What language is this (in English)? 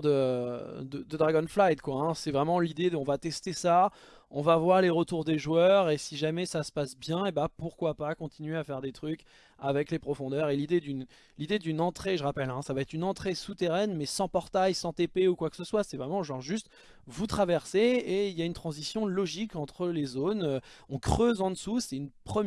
French